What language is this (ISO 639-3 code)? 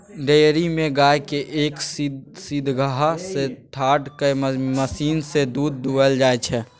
mai